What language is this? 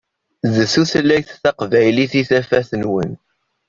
Kabyle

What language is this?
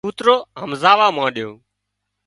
Wadiyara Koli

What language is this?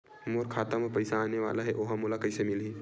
Chhattisgarhi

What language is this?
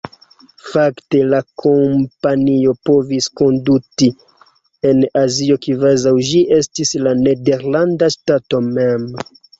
Esperanto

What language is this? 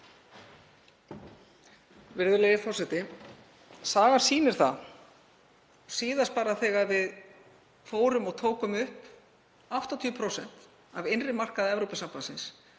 Icelandic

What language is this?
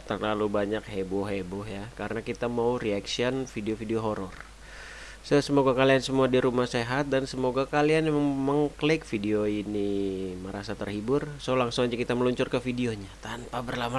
Indonesian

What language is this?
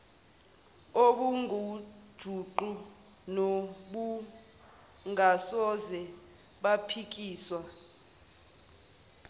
Zulu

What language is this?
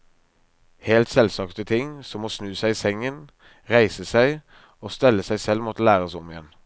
Norwegian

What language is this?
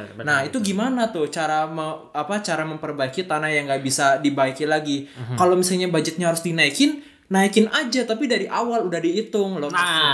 Indonesian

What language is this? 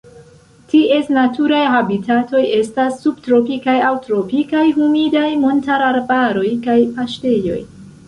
Esperanto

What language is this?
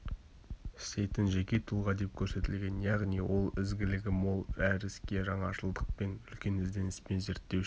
Kazakh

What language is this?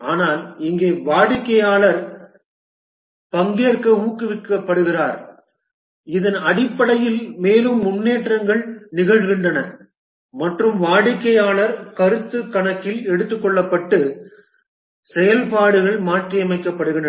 Tamil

